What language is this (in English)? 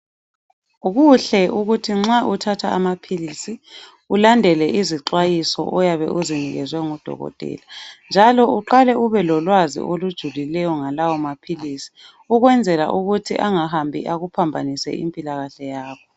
North Ndebele